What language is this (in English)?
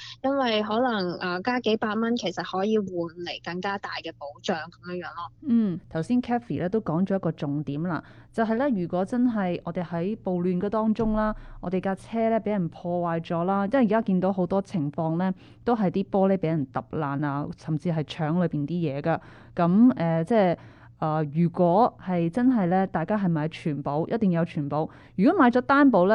Chinese